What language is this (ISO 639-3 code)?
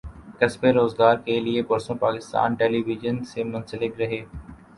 urd